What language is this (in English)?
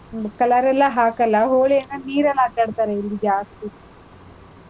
Kannada